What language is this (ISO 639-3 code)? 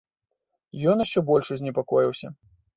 bel